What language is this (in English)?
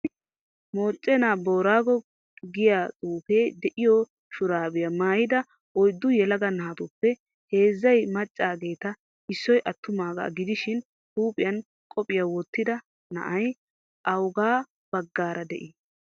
Wolaytta